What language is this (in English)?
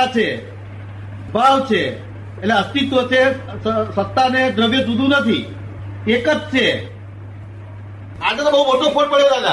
Gujarati